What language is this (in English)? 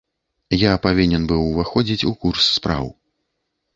Belarusian